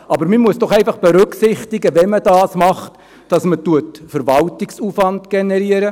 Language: Swiss German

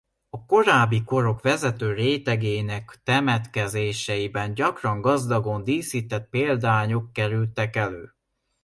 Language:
Hungarian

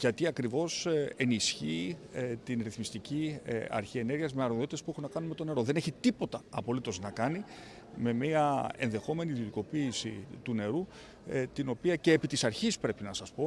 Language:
Greek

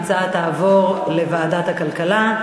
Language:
Hebrew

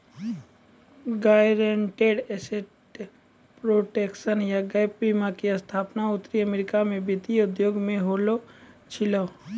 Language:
Maithili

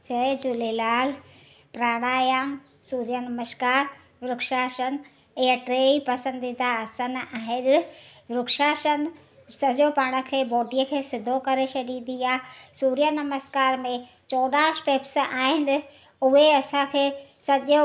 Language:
Sindhi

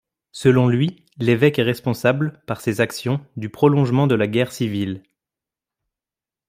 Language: French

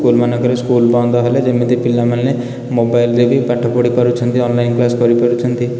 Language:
Odia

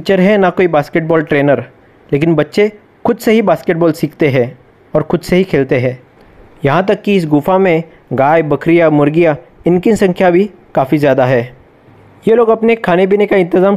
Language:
Hindi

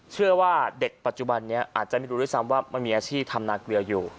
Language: Thai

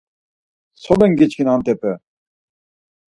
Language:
Laz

